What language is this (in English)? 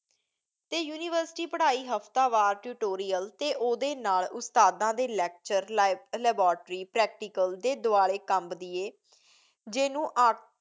Punjabi